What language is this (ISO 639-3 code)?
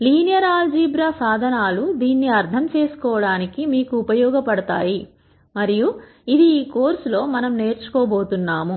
tel